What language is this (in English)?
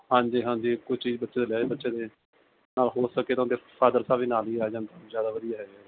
Punjabi